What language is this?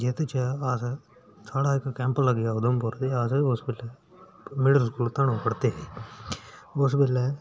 Dogri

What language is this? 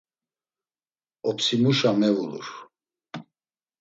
Laz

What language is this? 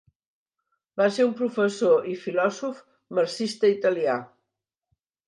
Catalan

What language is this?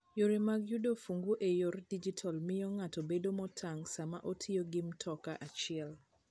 Luo (Kenya and Tanzania)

